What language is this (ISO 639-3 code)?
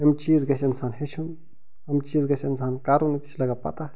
kas